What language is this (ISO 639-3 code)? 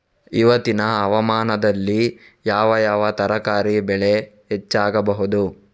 kan